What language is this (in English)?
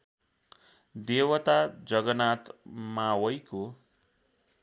Nepali